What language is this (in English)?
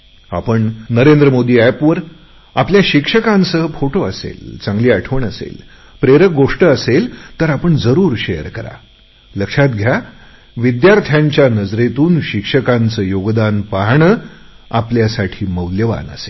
Marathi